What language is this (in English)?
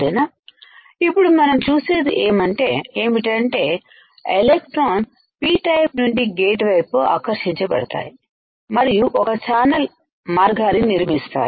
Telugu